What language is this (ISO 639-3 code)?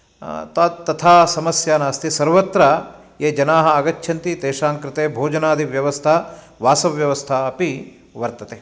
san